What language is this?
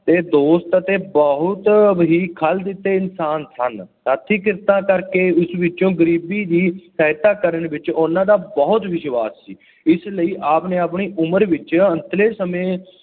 Punjabi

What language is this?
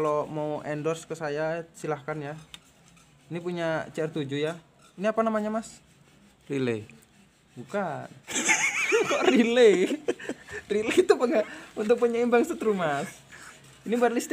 Indonesian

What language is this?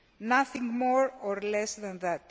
English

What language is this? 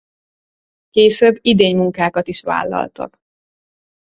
Hungarian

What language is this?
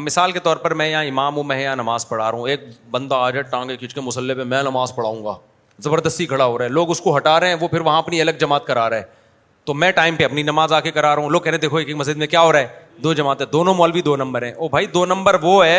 Urdu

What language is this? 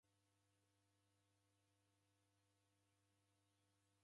Taita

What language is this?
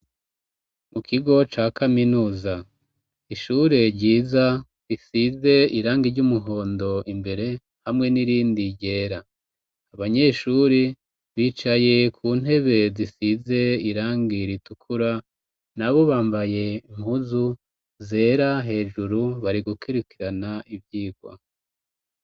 Rundi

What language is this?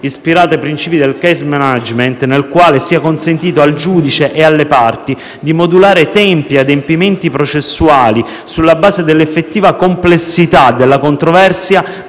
Italian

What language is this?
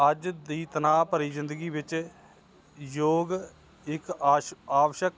Punjabi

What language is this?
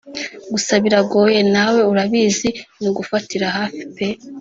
Kinyarwanda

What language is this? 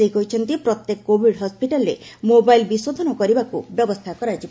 Odia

